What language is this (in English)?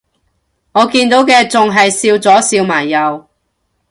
Cantonese